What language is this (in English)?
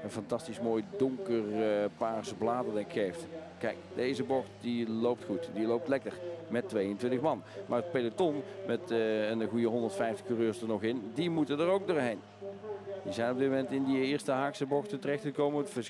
Dutch